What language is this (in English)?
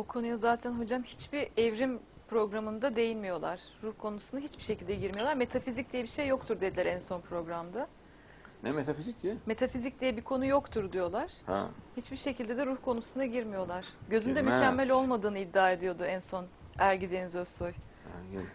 Turkish